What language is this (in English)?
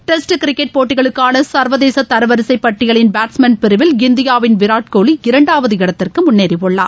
Tamil